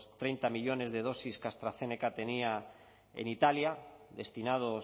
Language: Spanish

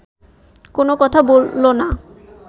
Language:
Bangla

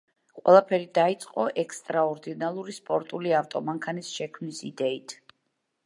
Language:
Georgian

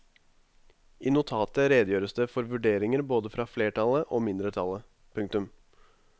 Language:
Norwegian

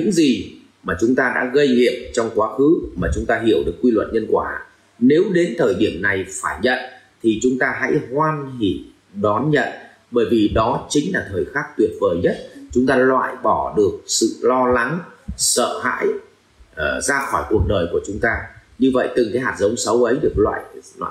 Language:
Vietnamese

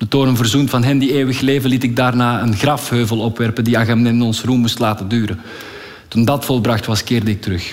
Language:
Dutch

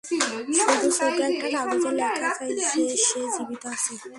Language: Bangla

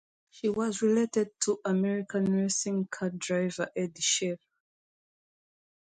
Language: English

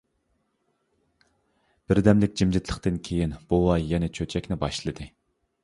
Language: Uyghur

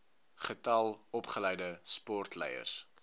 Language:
Afrikaans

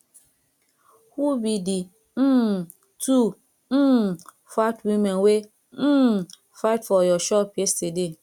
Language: Nigerian Pidgin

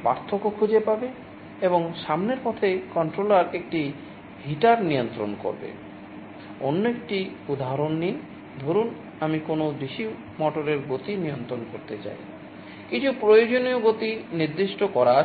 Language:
Bangla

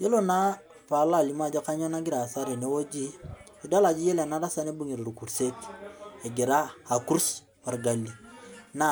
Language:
Masai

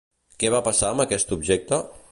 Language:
Catalan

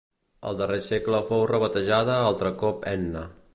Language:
Catalan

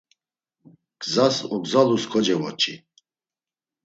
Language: Laz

